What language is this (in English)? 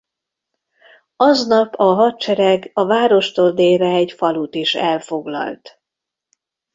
Hungarian